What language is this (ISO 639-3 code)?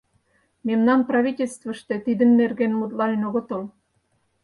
chm